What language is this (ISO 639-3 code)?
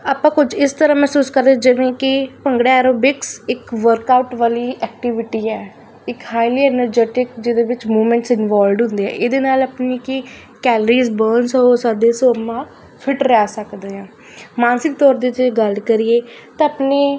pan